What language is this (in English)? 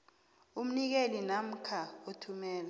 South Ndebele